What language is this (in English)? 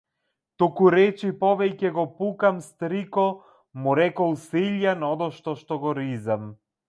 Macedonian